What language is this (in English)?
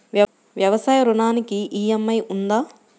Telugu